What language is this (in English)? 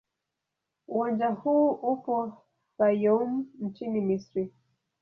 Swahili